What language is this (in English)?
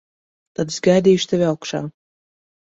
Latvian